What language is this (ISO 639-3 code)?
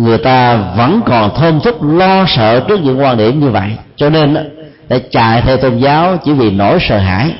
vie